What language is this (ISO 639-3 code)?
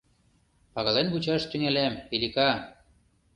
chm